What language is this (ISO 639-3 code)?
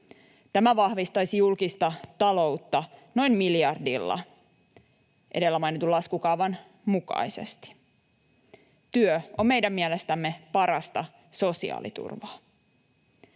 fin